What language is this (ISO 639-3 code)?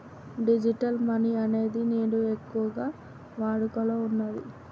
tel